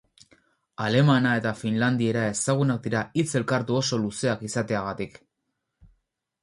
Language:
Basque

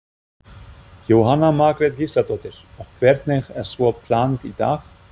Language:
Icelandic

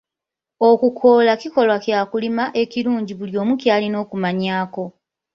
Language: Ganda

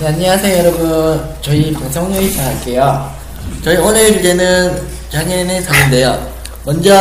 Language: Korean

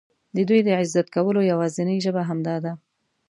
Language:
Pashto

